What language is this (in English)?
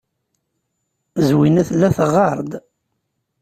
Kabyle